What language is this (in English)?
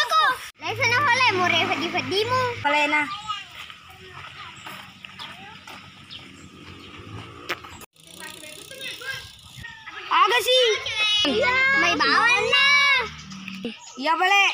Indonesian